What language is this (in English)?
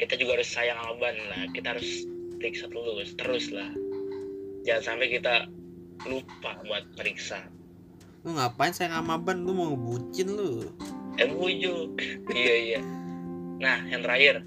Indonesian